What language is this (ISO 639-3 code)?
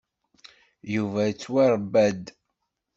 kab